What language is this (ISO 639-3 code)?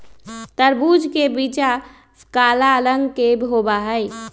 mag